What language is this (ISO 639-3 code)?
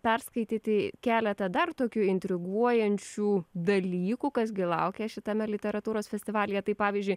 lit